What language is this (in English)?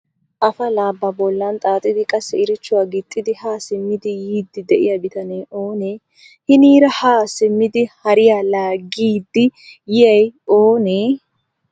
Wolaytta